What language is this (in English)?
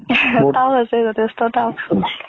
Assamese